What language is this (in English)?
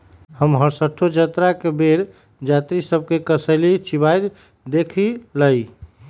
Magahi